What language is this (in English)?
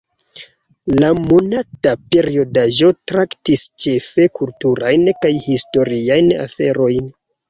Esperanto